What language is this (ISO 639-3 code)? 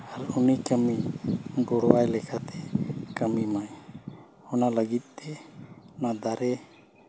sat